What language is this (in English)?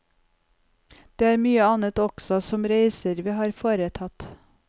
Norwegian